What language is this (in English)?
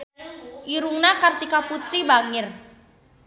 Sundanese